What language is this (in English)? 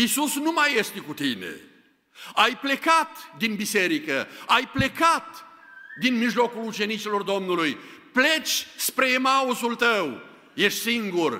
Romanian